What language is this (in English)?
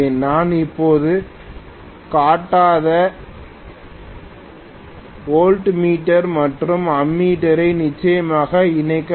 Tamil